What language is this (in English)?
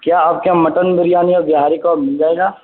Urdu